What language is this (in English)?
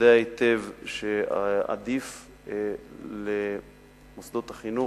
Hebrew